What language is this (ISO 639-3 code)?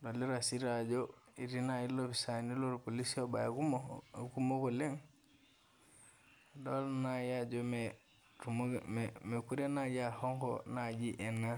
mas